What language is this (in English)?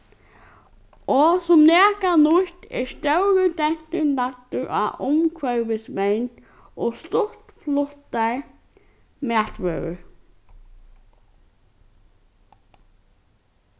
Faroese